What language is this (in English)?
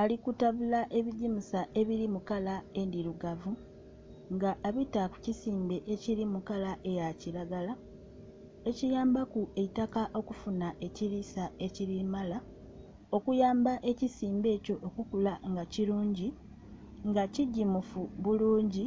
Soga